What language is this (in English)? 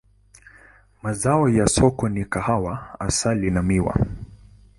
Swahili